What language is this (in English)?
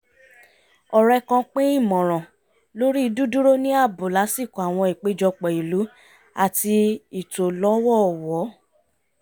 Yoruba